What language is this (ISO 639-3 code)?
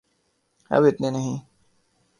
urd